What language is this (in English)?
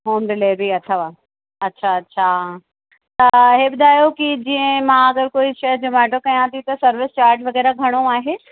Sindhi